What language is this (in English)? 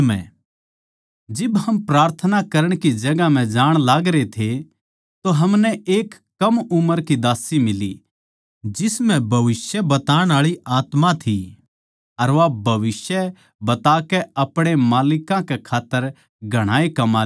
Haryanvi